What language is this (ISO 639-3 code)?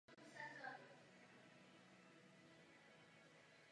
ces